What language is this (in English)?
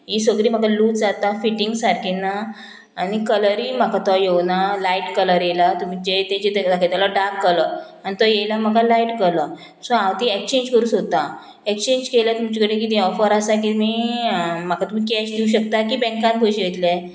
Konkani